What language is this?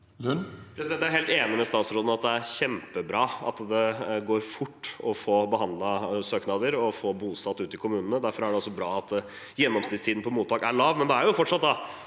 Norwegian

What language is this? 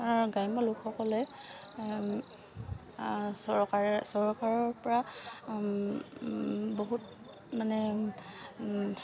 Assamese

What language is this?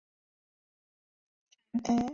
Chinese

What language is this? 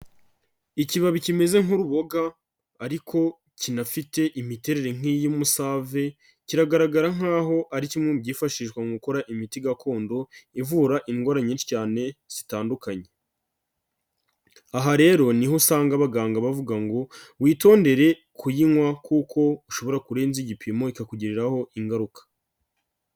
Kinyarwanda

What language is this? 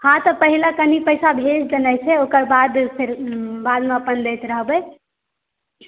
Maithili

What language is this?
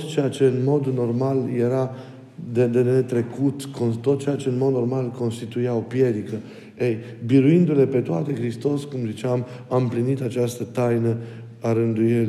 Romanian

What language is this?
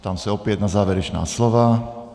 Czech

